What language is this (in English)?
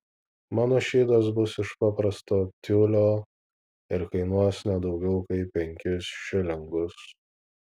Lithuanian